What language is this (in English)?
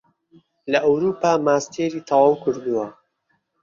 Central Kurdish